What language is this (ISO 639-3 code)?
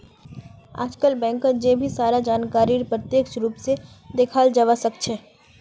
mag